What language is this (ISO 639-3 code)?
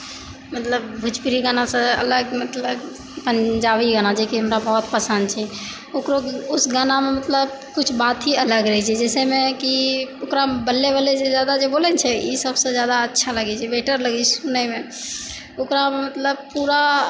mai